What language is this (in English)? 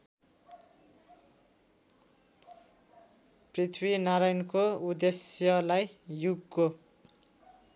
Nepali